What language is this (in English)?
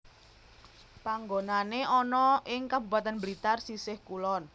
Javanese